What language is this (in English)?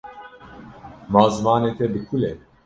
Kurdish